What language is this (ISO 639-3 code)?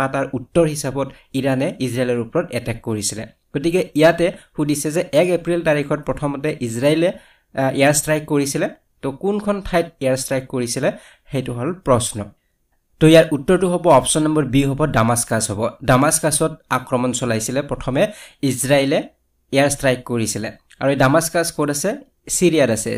ben